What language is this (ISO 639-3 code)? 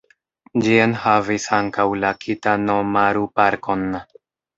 epo